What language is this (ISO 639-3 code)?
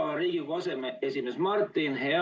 est